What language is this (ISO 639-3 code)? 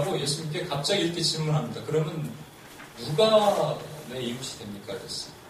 kor